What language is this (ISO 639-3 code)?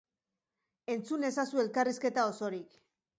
eus